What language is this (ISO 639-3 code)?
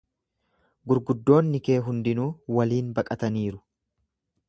orm